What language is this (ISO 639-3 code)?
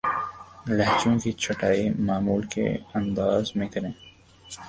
urd